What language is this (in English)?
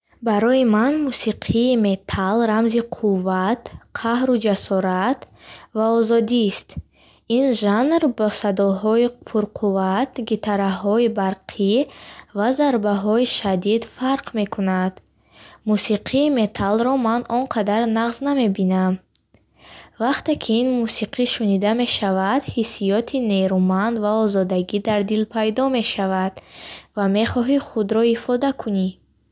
Bukharic